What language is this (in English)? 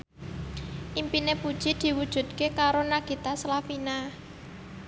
Javanese